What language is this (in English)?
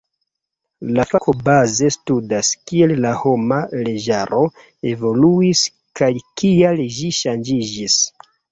Esperanto